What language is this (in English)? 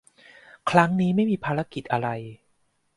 Thai